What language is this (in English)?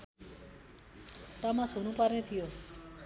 Nepali